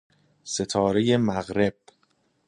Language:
Persian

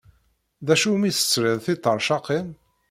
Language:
Kabyle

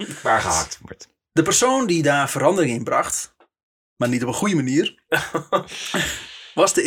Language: Dutch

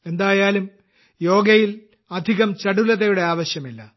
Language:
Malayalam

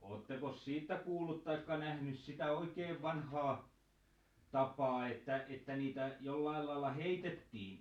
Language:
Finnish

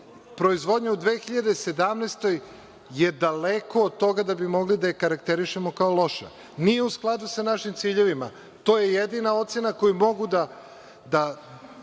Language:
Serbian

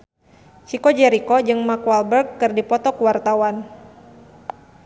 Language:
Sundanese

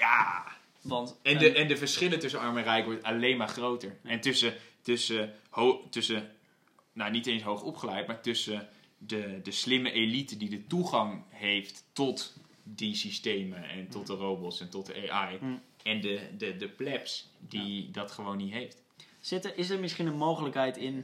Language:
Dutch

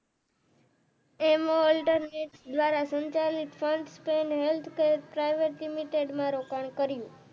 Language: Gujarati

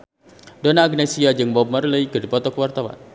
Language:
Sundanese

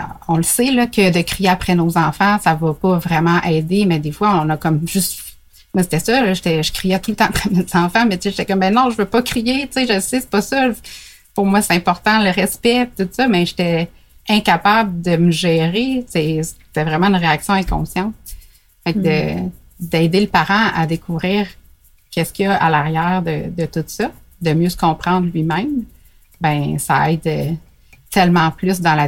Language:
French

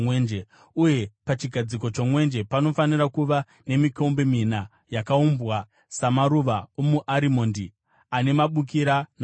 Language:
Shona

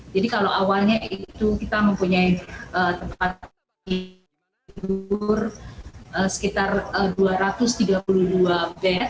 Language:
Indonesian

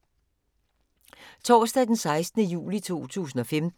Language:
Danish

